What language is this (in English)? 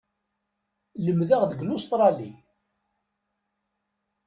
Kabyle